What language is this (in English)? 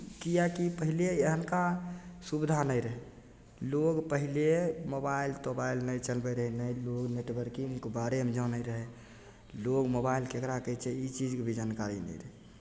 Maithili